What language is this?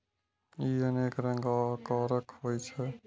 Maithili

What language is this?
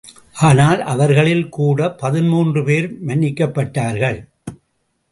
Tamil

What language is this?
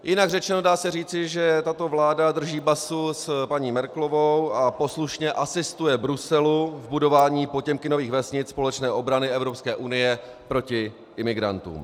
Czech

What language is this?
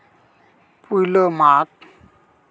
Santali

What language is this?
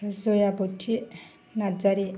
Bodo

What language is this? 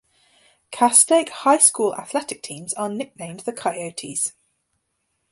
English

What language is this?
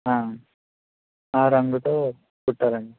Telugu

